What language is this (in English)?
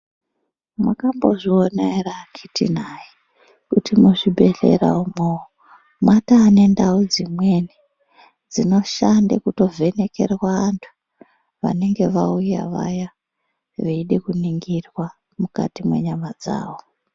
Ndau